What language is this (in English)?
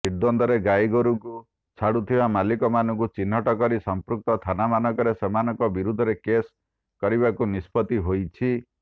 Odia